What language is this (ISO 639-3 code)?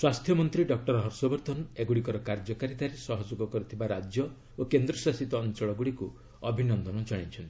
ori